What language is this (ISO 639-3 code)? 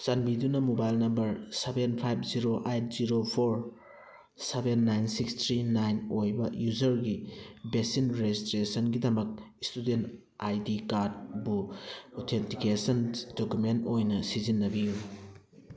mni